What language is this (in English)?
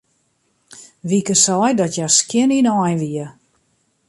Western Frisian